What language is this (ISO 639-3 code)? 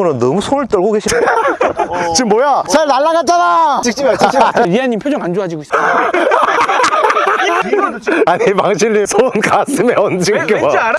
kor